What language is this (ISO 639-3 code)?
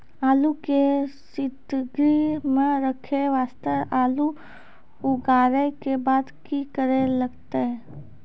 mai